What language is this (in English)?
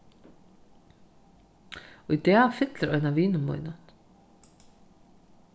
Faroese